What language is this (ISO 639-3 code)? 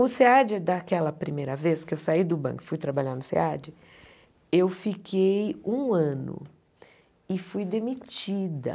por